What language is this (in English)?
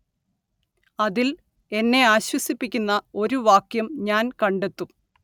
Malayalam